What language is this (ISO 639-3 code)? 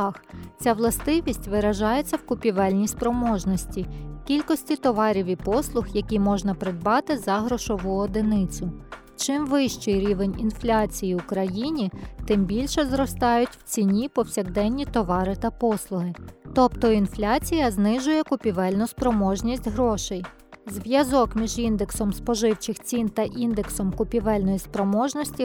ukr